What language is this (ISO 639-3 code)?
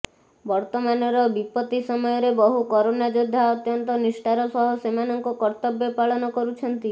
ori